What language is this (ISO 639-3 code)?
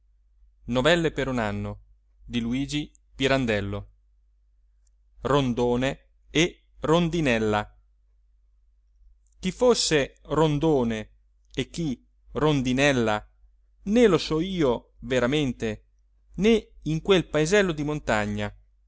ita